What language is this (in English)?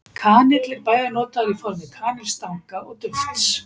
Icelandic